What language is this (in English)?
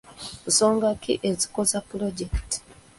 Ganda